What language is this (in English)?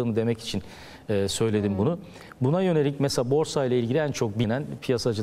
Turkish